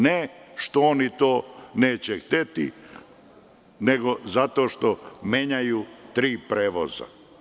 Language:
Serbian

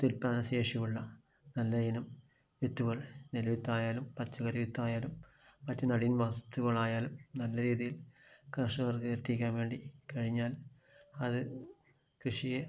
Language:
Malayalam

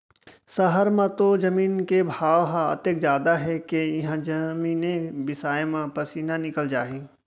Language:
Chhattisgarhi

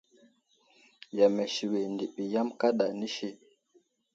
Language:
Wuzlam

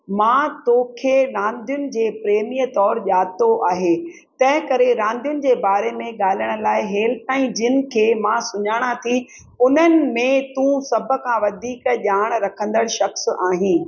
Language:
Sindhi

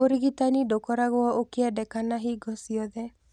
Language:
Kikuyu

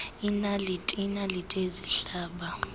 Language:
Xhosa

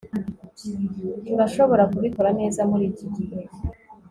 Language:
Kinyarwanda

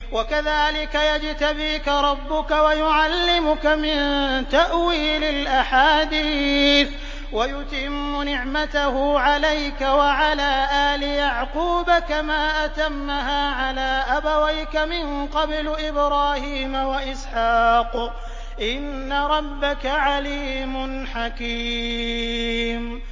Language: Arabic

